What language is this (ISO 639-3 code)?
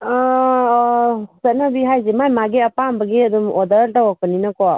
mni